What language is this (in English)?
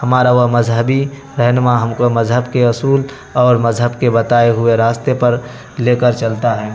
Urdu